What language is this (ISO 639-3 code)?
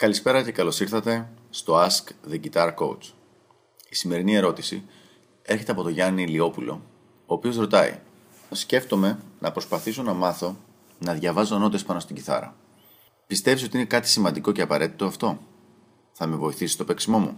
ell